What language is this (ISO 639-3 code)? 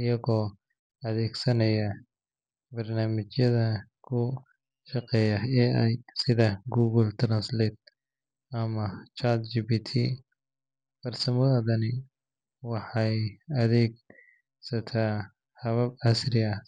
som